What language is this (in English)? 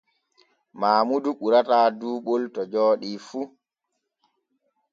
Borgu Fulfulde